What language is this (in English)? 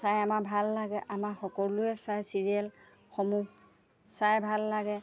Assamese